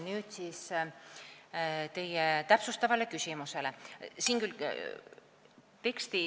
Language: Estonian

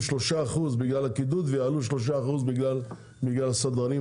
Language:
Hebrew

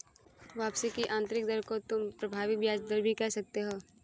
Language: Hindi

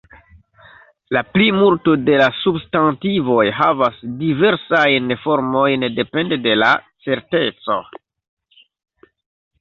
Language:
Esperanto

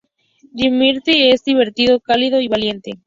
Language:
Spanish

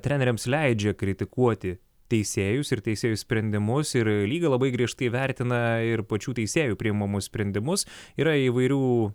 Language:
Lithuanian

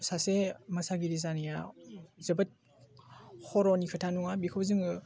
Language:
Bodo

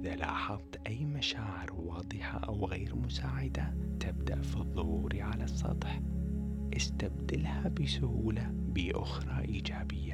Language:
Arabic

